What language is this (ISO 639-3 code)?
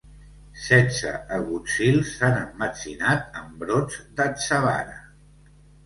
cat